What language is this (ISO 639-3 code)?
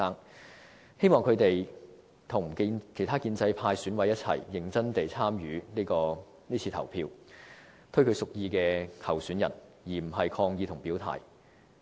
yue